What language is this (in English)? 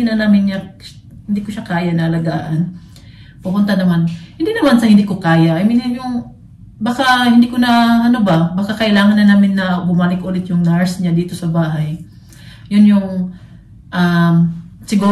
Filipino